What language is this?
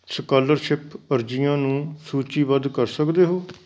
Punjabi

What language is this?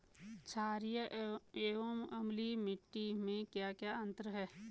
Hindi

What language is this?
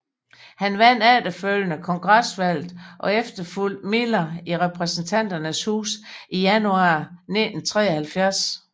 Danish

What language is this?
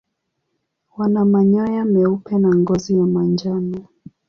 Swahili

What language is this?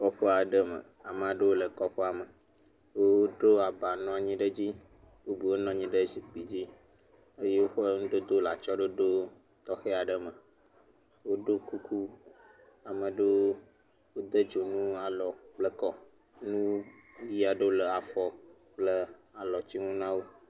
Ewe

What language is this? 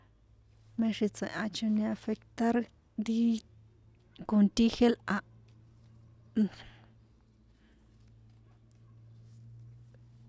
San Juan Atzingo Popoloca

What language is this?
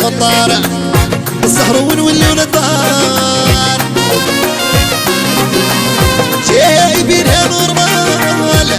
Arabic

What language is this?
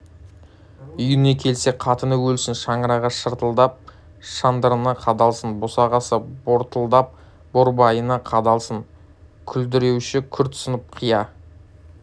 Kazakh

